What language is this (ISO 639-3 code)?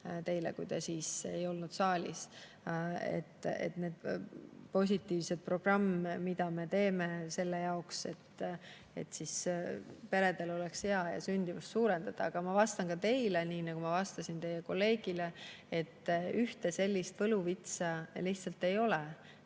est